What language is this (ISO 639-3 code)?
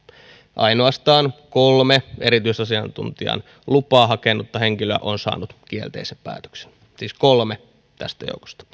fin